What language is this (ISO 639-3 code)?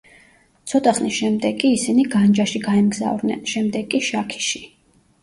kat